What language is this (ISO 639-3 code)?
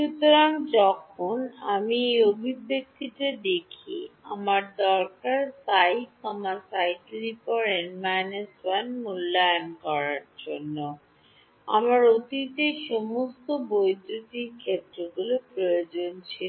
ben